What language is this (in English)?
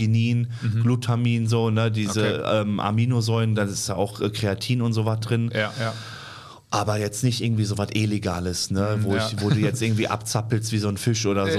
German